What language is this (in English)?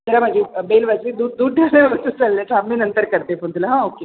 Marathi